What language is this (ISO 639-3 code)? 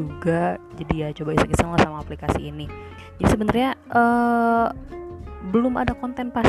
ind